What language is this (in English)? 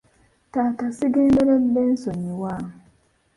Ganda